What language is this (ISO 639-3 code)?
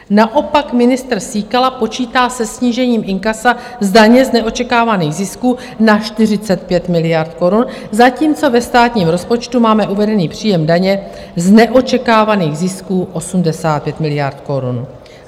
ces